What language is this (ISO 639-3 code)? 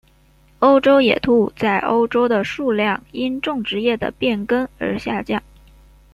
zho